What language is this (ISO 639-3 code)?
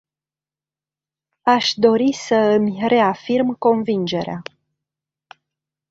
ron